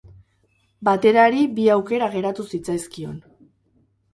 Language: Basque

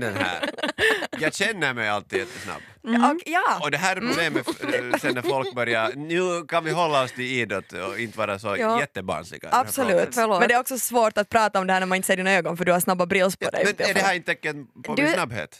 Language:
Swedish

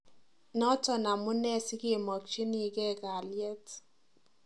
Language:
Kalenjin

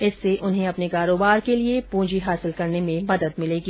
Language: Hindi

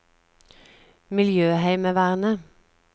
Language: Norwegian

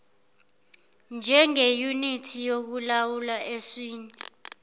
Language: Zulu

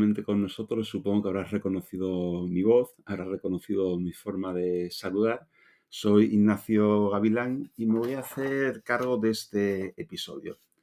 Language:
Spanish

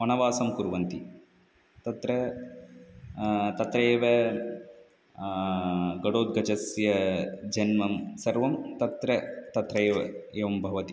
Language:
Sanskrit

